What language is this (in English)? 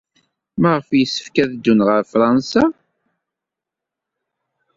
Kabyle